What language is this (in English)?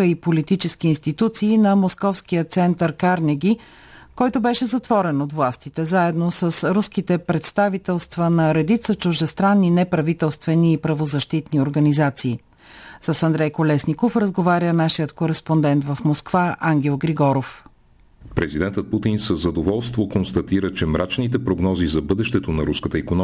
Bulgarian